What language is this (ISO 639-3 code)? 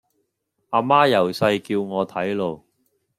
yue